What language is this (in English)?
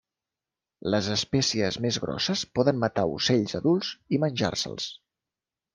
Catalan